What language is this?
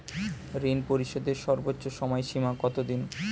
Bangla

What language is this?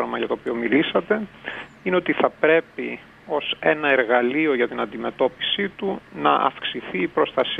Greek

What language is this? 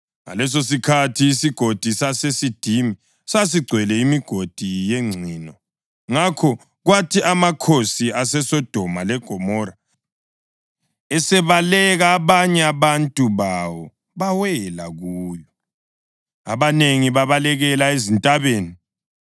North Ndebele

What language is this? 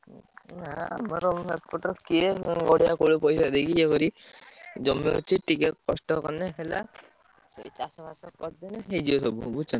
Odia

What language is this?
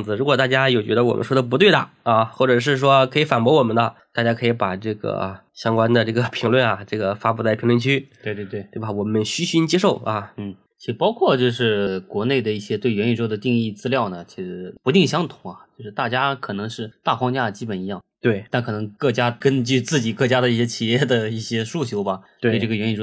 Chinese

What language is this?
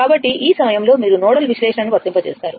Telugu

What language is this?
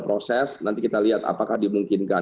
Indonesian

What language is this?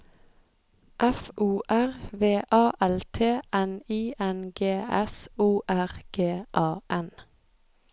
Norwegian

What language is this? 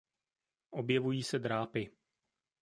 Czech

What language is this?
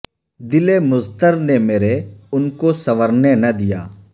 Urdu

